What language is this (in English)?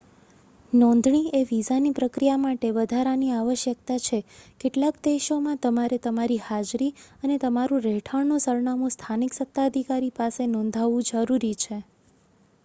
Gujarati